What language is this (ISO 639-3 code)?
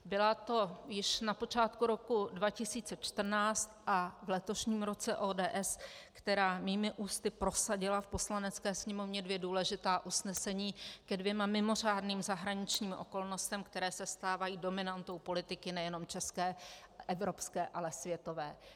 ces